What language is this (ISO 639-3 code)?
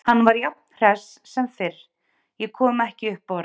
isl